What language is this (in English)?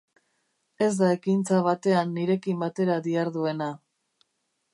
Basque